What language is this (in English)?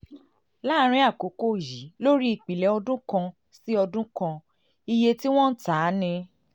Yoruba